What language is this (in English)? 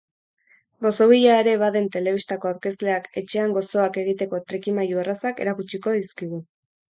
Basque